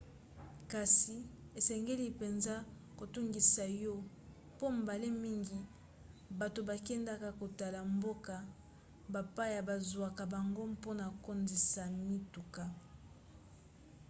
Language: Lingala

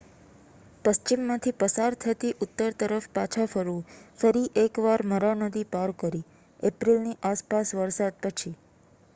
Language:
Gujarati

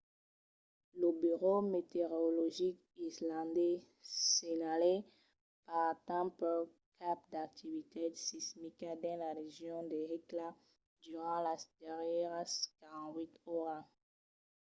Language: Occitan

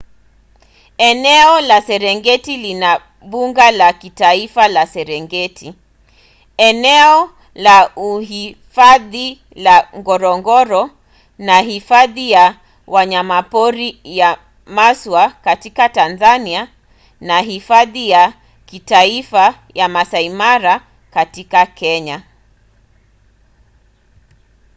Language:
Swahili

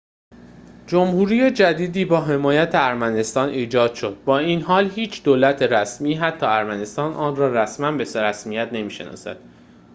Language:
Persian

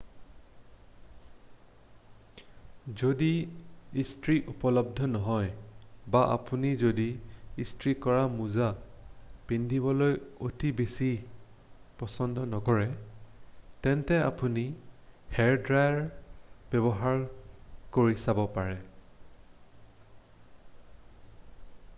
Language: Assamese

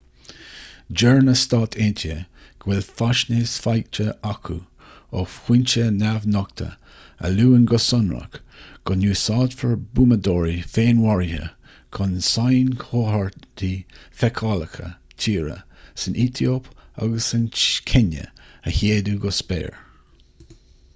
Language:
Irish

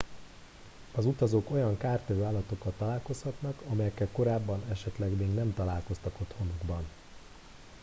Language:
Hungarian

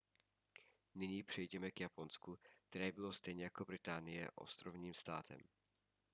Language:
Czech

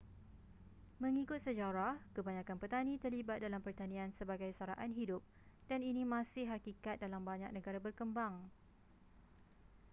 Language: Malay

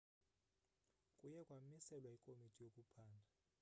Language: Xhosa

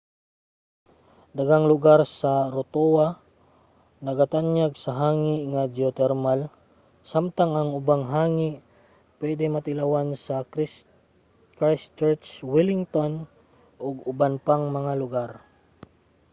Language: Cebuano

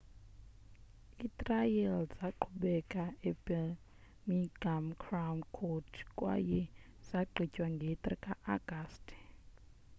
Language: Xhosa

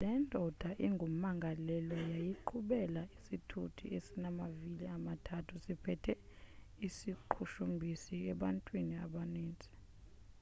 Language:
Xhosa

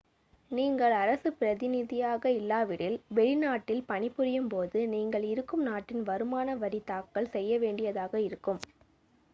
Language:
Tamil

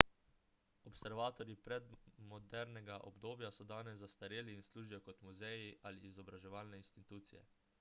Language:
Slovenian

